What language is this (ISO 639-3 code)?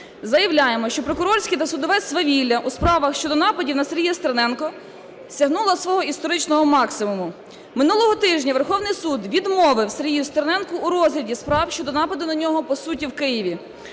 ukr